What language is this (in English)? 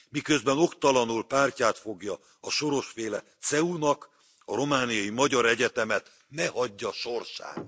Hungarian